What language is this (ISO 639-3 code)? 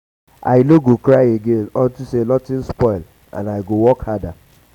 pcm